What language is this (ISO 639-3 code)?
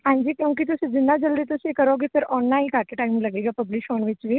pan